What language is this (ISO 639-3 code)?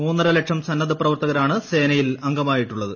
mal